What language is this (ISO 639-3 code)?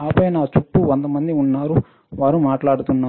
tel